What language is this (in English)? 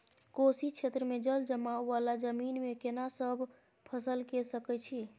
Maithili